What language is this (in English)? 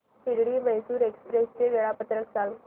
Marathi